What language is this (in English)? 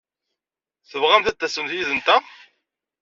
Kabyle